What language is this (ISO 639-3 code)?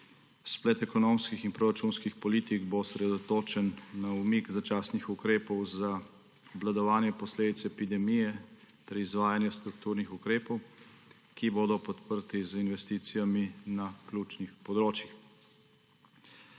slv